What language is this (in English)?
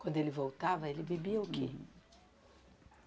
Portuguese